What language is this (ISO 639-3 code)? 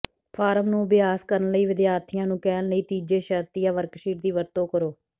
pan